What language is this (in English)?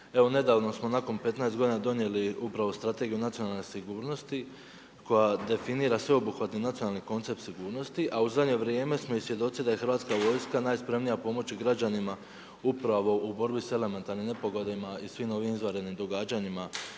Croatian